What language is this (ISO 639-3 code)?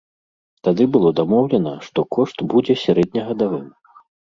bel